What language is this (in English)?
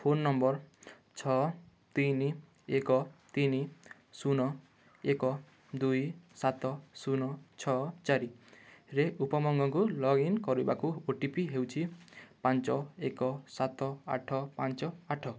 Odia